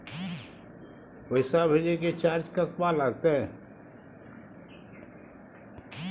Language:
Maithili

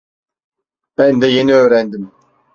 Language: Turkish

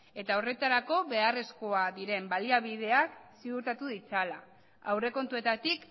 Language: Basque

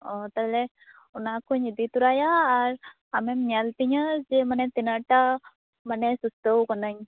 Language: Santali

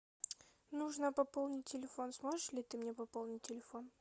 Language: Russian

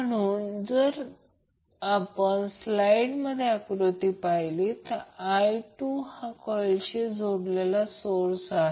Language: Marathi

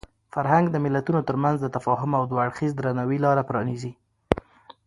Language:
Pashto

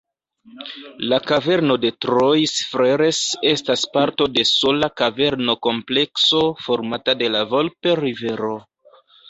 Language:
Esperanto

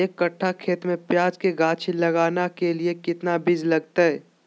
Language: Magahi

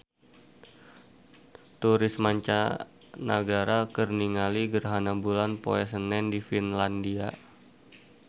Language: Sundanese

